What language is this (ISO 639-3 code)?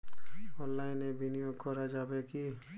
ben